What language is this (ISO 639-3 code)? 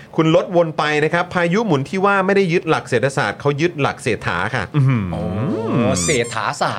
tha